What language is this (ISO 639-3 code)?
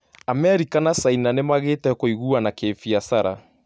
kik